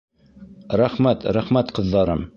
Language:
Bashkir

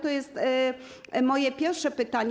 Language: Polish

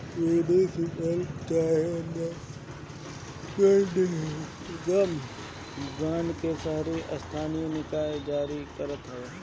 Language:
Bhojpuri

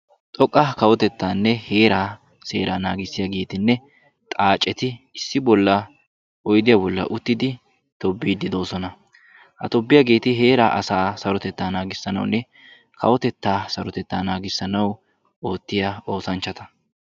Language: Wolaytta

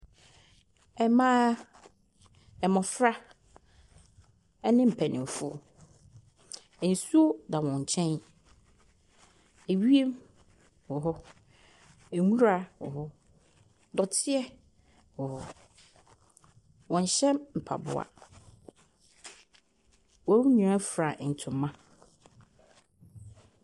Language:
Akan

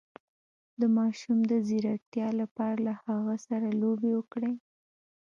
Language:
Pashto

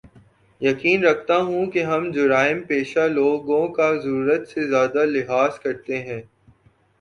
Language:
Urdu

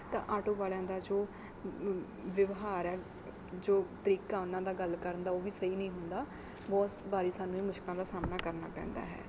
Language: Punjabi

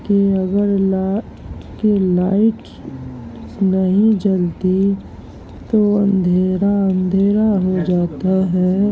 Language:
Urdu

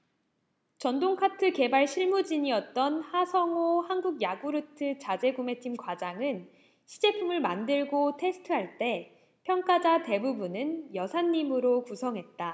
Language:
Korean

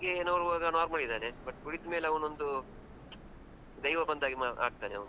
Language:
Kannada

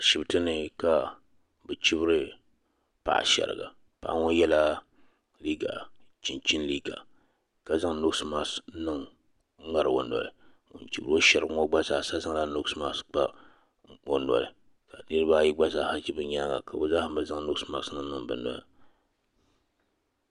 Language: Dagbani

